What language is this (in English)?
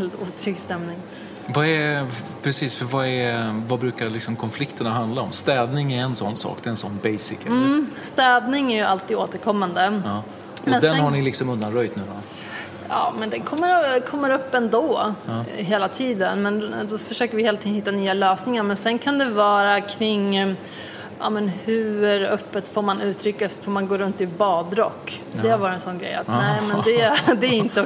Swedish